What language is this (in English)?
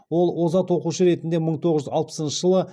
Kazakh